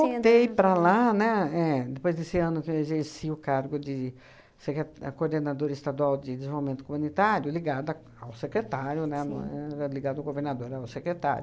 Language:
Portuguese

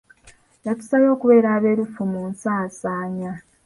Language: Ganda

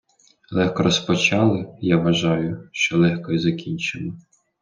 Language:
Ukrainian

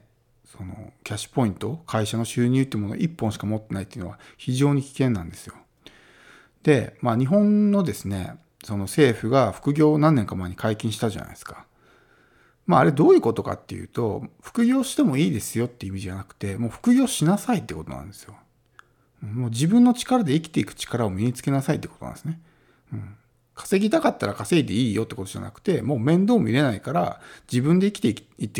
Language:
Japanese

